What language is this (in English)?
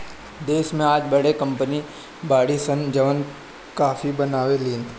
Bhojpuri